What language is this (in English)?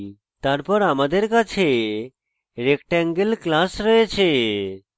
Bangla